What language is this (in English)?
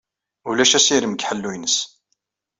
Kabyle